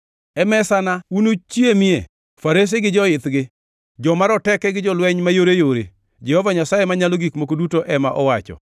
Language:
Luo (Kenya and Tanzania)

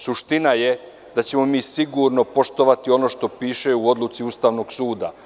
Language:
Serbian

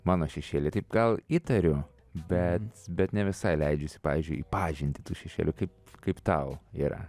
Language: Lithuanian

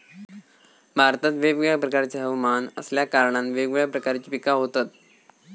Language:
Marathi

